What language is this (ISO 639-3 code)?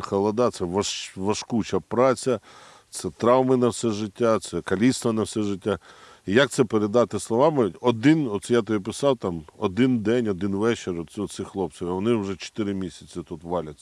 ukr